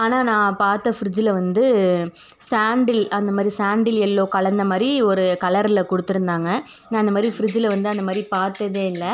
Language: Tamil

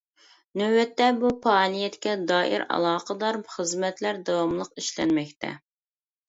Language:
Uyghur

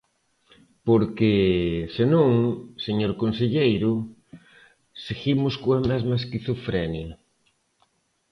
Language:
Galician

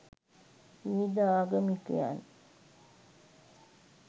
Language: Sinhala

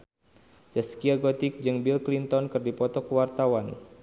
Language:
Sundanese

